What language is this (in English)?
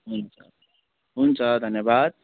Nepali